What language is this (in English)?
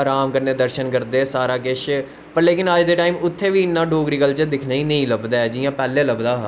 Dogri